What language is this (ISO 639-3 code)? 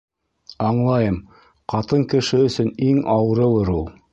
bak